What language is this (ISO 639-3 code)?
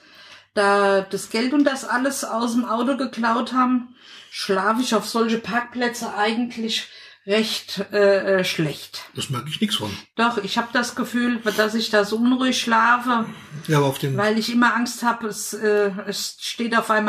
deu